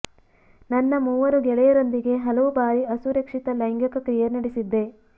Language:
Kannada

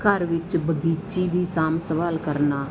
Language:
Punjabi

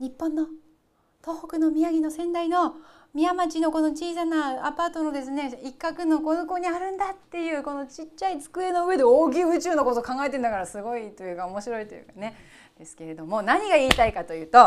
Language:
Japanese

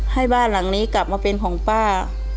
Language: Thai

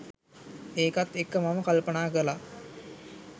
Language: Sinhala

